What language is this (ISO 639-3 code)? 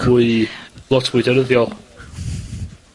cym